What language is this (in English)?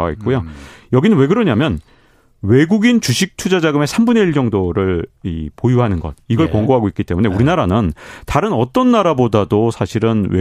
Korean